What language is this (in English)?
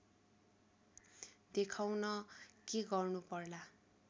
Nepali